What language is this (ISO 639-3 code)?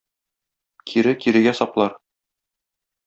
tat